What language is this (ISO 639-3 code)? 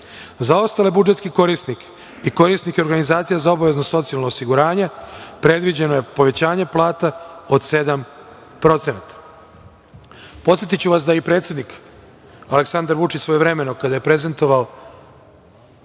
srp